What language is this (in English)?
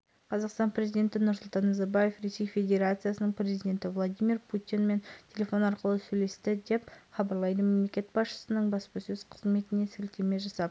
Kazakh